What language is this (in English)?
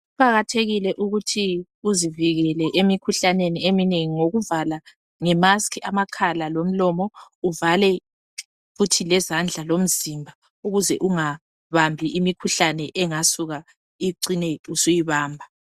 North Ndebele